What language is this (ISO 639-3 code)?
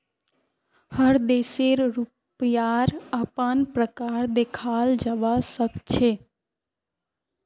mag